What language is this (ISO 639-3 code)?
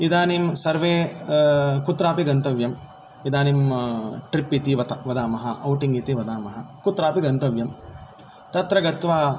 san